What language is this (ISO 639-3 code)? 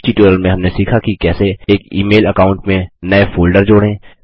hin